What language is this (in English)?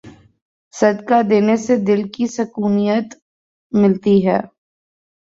Urdu